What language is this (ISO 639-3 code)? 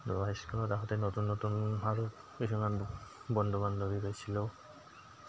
asm